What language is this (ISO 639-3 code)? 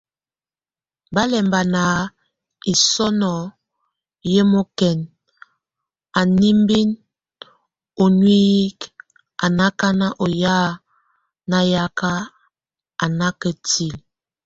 tvu